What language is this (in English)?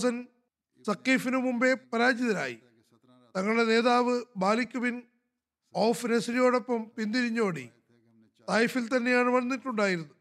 Malayalam